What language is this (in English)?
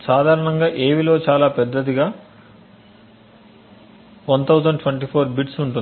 Telugu